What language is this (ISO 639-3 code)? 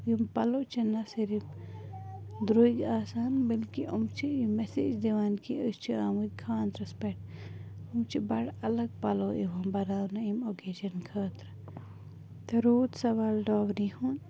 kas